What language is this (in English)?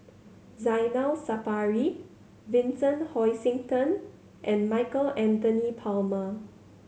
English